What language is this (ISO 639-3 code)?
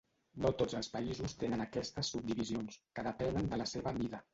cat